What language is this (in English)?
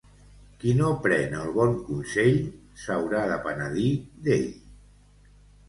Catalan